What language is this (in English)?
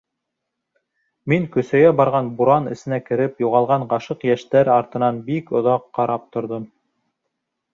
Bashkir